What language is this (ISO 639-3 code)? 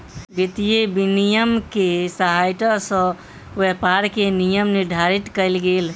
mai